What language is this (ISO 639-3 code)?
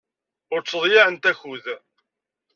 kab